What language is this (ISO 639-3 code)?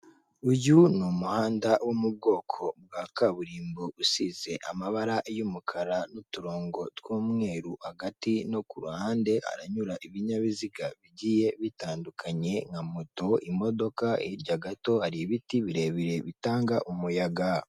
kin